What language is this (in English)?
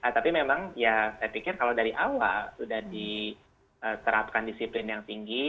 Indonesian